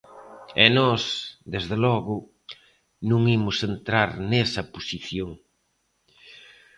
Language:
Galician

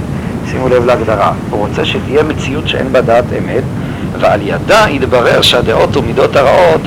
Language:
Hebrew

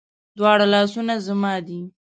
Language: Pashto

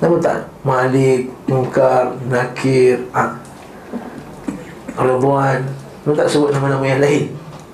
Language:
Malay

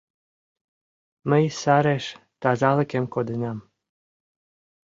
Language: Mari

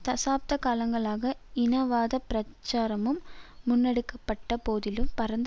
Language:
Tamil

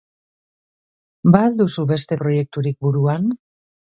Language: Basque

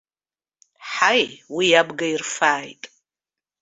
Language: Abkhazian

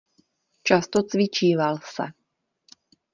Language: Czech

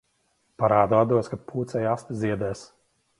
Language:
Latvian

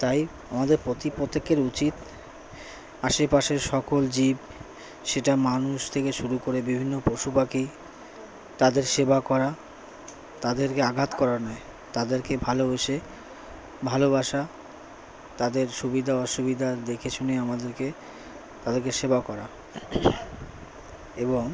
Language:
Bangla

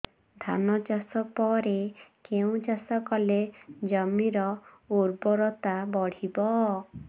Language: Odia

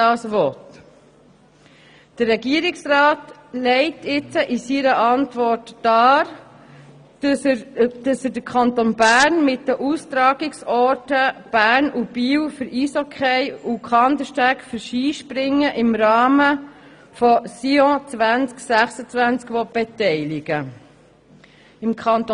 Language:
Swiss German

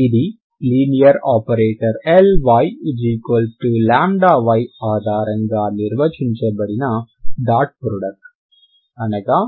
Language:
Telugu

